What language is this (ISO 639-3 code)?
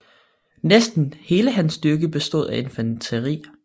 dan